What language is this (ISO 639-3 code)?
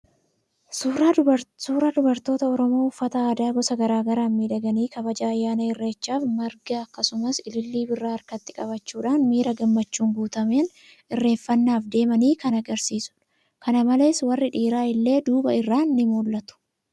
orm